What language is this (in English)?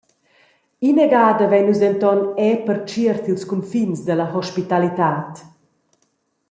Romansh